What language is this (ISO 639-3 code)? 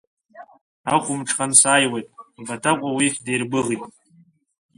abk